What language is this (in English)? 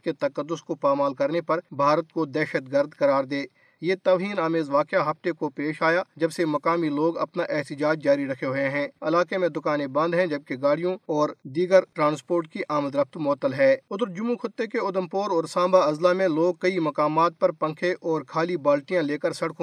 Urdu